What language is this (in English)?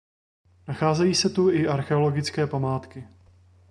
Czech